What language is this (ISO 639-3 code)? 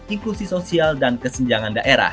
ind